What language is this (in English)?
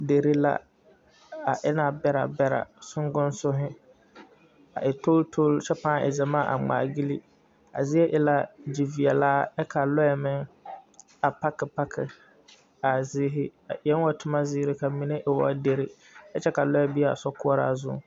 Southern Dagaare